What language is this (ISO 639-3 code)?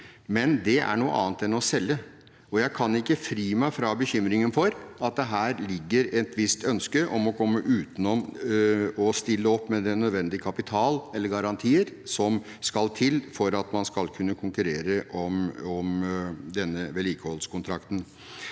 nor